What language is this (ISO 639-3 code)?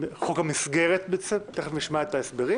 heb